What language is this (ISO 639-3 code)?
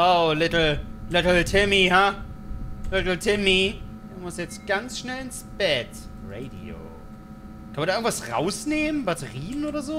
deu